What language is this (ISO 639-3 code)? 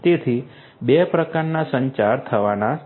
guj